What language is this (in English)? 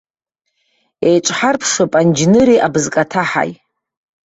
Abkhazian